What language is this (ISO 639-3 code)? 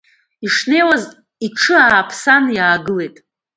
abk